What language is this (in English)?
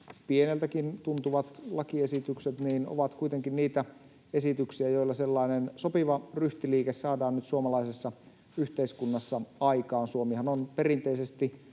Finnish